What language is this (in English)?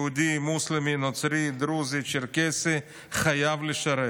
Hebrew